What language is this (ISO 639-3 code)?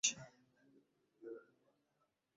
swa